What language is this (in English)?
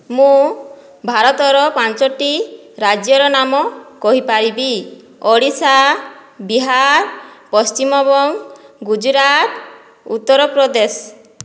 Odia